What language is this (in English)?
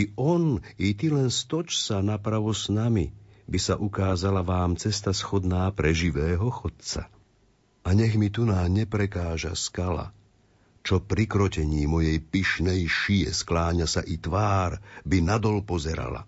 Slovak